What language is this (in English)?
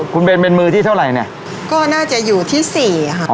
Thai